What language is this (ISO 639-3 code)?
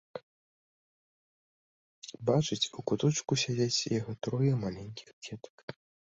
bel